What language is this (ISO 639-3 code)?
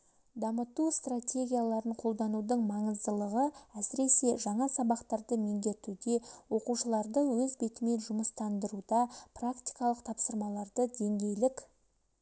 kaz